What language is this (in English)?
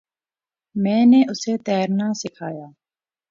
Urdu